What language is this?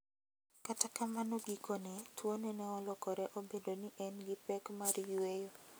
Luo (Kenya and Tanzania)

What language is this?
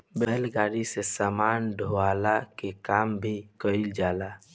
Bhojpuri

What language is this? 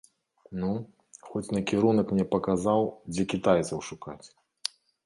Belarusian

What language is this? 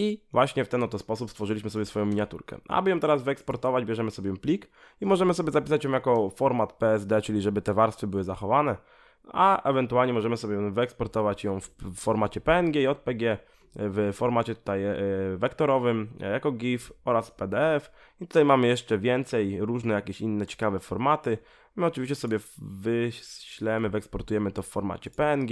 Polish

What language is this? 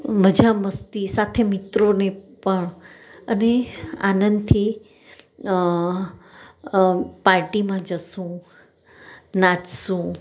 Gujarati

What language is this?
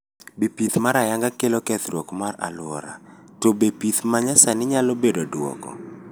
Luo (Kenya and Tanzania)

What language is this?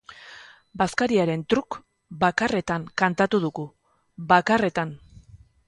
Basque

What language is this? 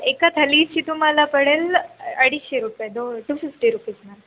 Marathi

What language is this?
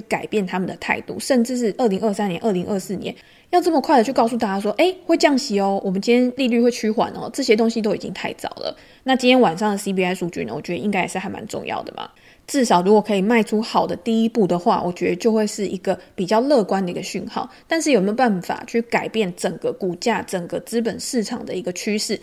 Chinese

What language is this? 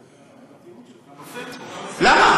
Hebrew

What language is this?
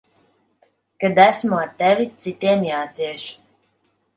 Latvian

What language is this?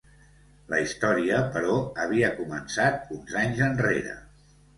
Catalan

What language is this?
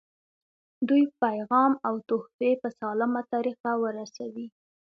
Pashto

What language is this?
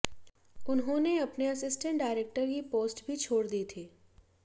Hindi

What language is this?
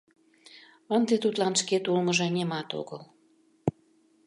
Mari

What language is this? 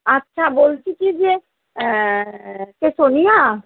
Bangla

